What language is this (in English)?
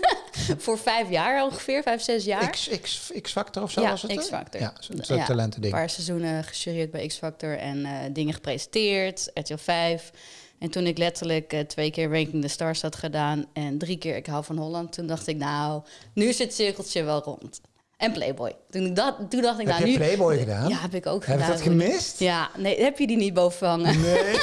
Dutch